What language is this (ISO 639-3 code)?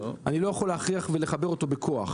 heb